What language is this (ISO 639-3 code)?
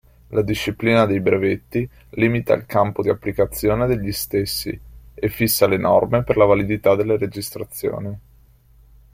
ita